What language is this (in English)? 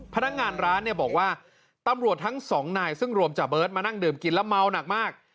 Thai